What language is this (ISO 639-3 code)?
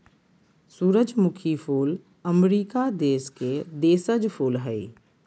mag